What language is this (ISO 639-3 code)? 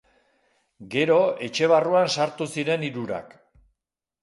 eus